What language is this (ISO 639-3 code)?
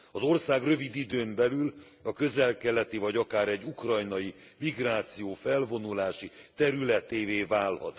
hun